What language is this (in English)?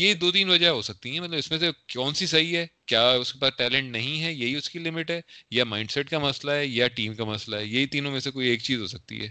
Urdu